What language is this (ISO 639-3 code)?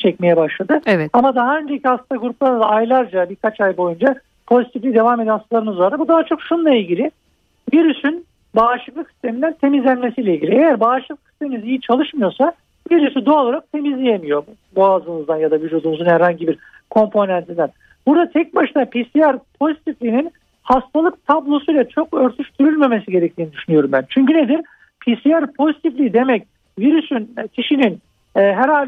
tur